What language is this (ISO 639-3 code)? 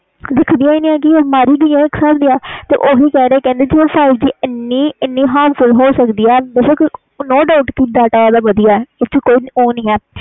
pan